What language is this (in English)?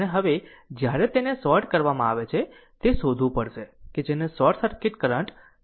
Gujarati